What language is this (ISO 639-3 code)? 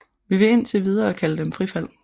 dan